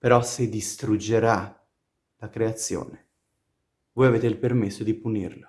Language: Italian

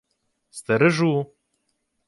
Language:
Ukrainian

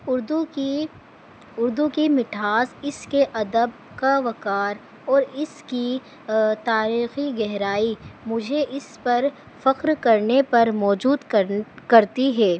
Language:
Urdu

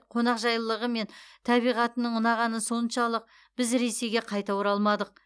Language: Kazakh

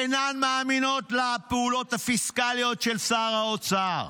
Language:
Hebrew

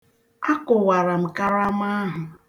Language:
Igbo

